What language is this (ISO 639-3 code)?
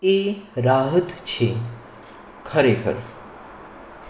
guj